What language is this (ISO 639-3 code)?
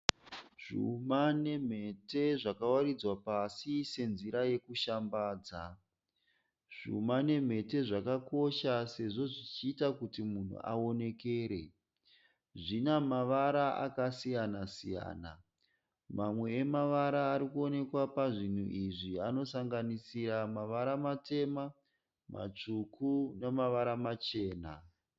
sna